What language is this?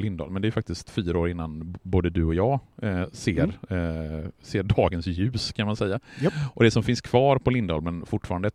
Swedish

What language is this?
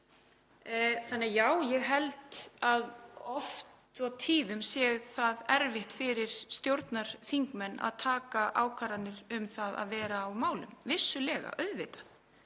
Icelandic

